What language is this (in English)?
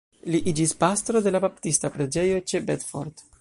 Esperanto